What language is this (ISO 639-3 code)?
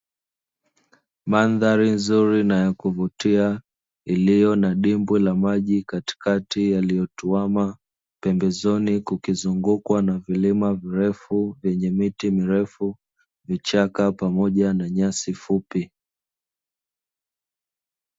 swa